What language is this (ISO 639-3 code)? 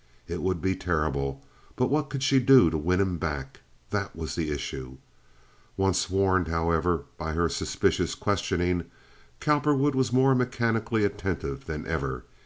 eng